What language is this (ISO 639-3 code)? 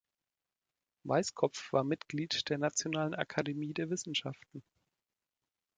deu